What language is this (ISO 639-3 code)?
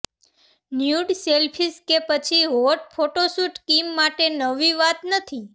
guj